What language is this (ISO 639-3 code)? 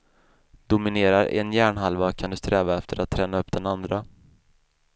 swe